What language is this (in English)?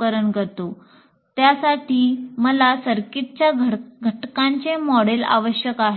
Marathi